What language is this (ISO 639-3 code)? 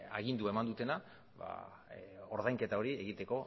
eus